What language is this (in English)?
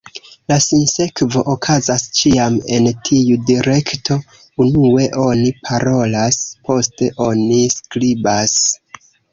Esperanto